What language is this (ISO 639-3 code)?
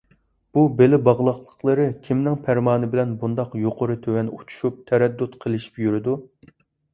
uig